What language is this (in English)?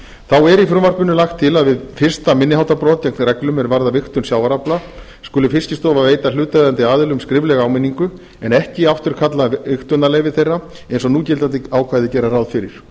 Icelandic